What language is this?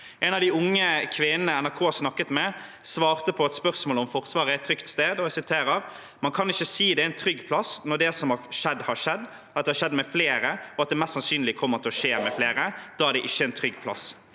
Norwegian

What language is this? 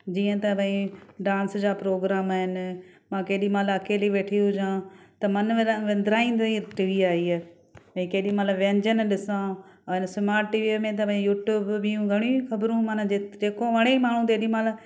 Sindhi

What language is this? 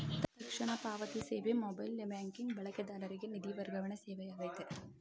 Kannada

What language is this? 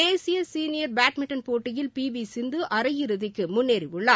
Tamil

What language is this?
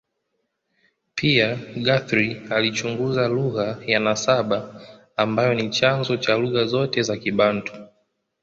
Swahili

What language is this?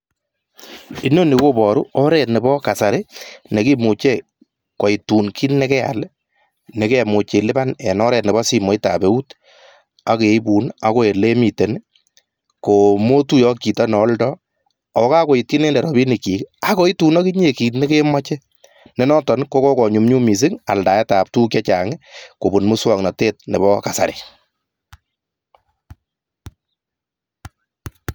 Kalenjin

